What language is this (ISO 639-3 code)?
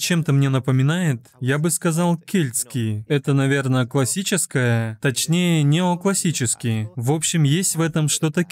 rus